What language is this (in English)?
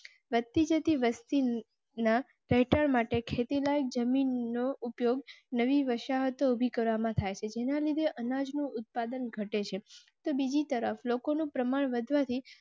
Gujarati